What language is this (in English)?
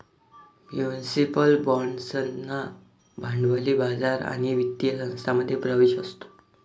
Marathi